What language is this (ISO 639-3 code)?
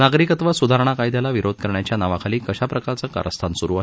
mar